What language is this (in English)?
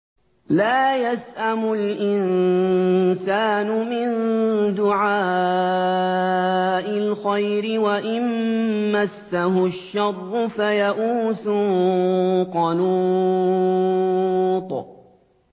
Arabic